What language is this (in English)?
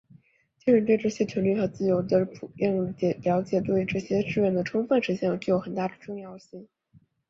Chinese